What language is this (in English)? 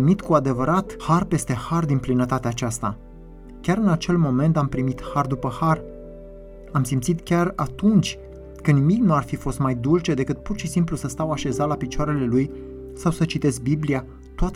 Romanian